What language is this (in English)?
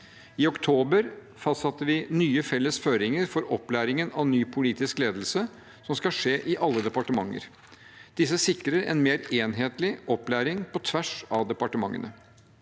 Norwegian